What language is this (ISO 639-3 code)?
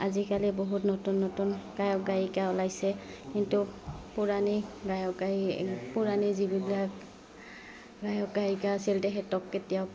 asm